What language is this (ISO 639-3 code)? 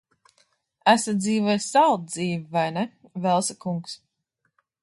lav